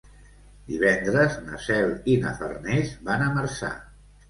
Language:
Catalan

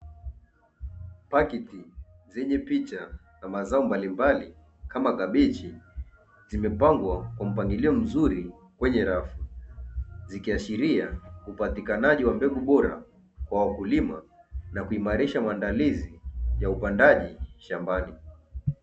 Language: Swahili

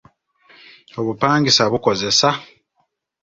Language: Ganda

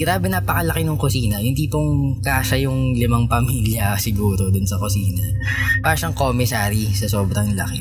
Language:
Filipino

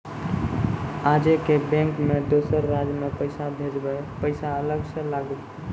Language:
Maithili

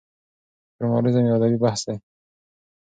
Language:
Pashto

